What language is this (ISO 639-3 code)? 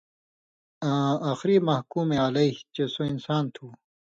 mvy